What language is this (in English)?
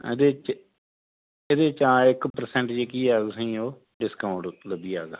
Dogri